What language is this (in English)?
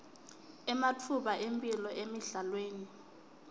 Swati